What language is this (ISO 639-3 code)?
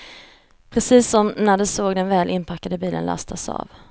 swe